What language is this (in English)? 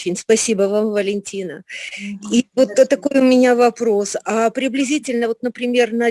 Russian